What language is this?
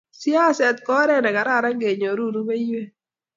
Kalenjin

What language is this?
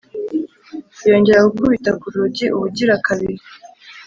Kinyarwanda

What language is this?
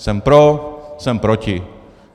Czech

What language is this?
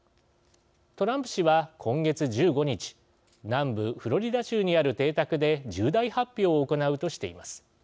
Japanese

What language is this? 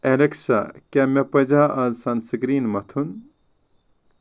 Kashmiri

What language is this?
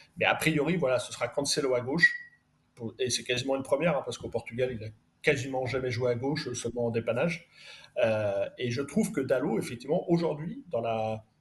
French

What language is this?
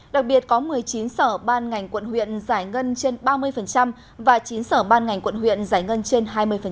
Vietnamese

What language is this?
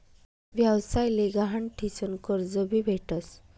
Marathi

